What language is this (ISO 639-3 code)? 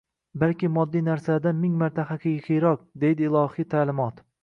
uzb